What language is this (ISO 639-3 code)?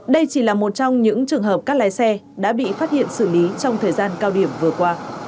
vie